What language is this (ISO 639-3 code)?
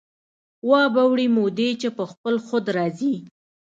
pus